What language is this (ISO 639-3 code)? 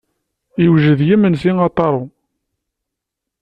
kab